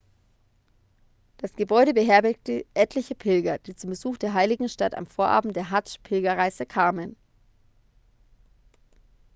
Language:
German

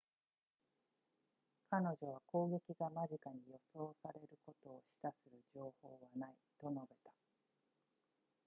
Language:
Japanese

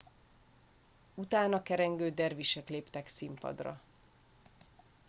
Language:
Hungarian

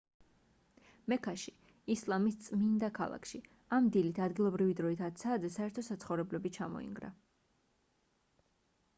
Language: Georgian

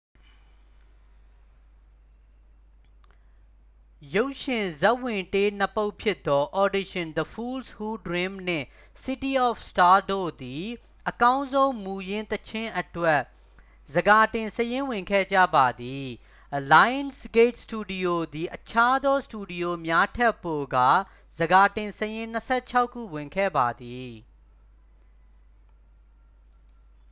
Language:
Burmese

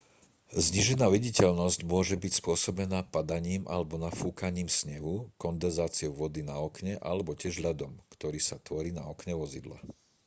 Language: Slovak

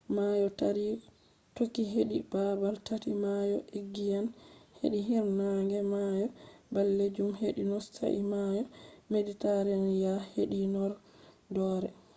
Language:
Fula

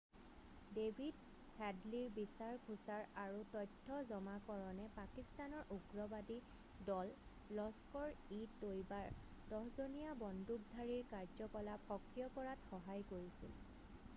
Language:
Assamese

